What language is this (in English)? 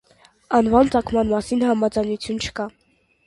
Armenian